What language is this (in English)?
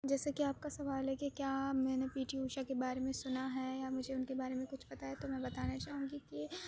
Urdu